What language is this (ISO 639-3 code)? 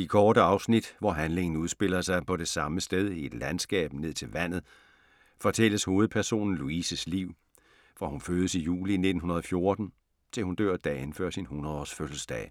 dan